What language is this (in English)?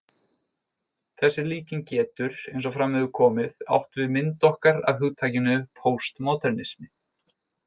Icelandic